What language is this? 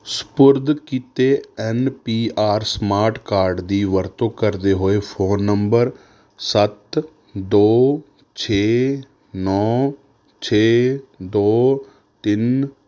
Punjabi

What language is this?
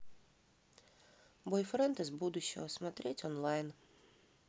Russian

